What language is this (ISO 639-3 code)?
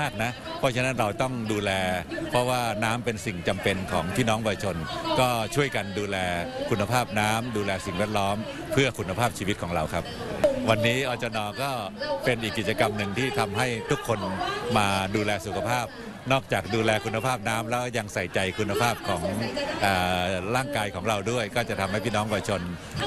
tha